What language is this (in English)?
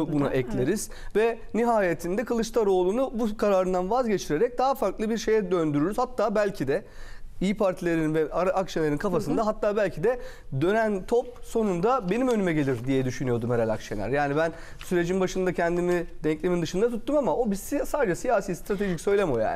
Turkish